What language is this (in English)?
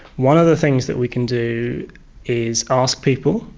English